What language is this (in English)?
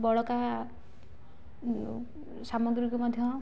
Odia